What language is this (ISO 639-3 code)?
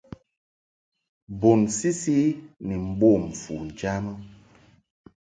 mhk